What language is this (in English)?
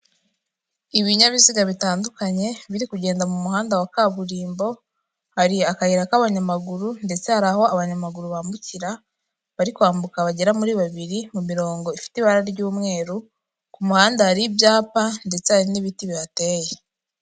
Kinyarwanda